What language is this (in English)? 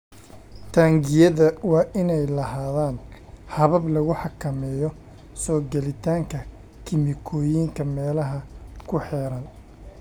Somali